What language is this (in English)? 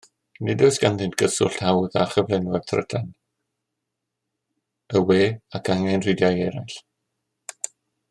Welsh